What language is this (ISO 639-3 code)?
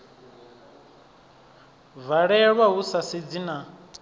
ven